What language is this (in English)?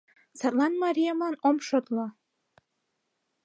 Mari